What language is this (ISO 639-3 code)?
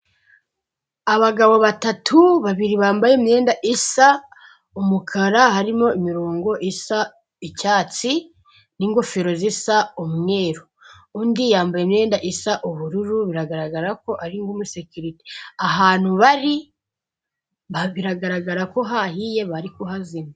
kin